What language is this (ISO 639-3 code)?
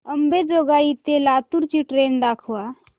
mar